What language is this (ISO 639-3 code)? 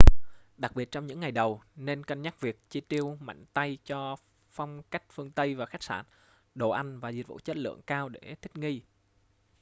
vie